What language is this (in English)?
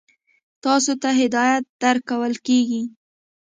Pashto